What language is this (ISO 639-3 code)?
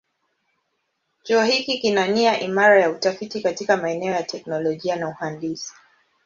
swa